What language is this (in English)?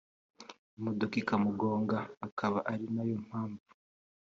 Kinyarwanda